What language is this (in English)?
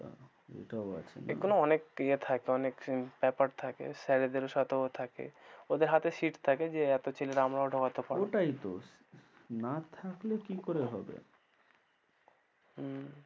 Bangla